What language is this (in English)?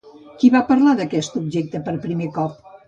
Catalan